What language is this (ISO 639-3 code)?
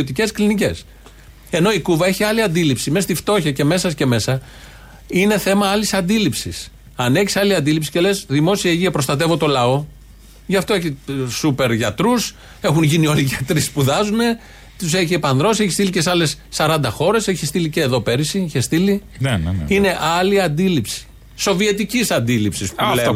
ell